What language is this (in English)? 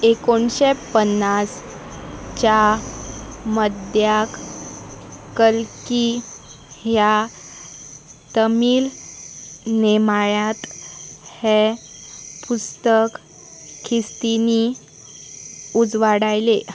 Konkani